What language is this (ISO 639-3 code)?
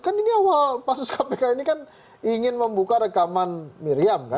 ind